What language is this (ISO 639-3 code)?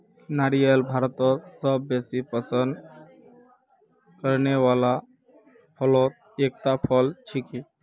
mag